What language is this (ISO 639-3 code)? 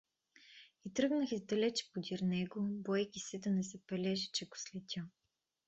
bul